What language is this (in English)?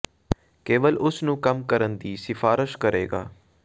Punjabi